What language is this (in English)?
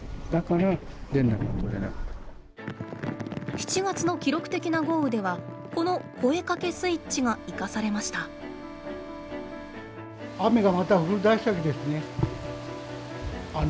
Japanese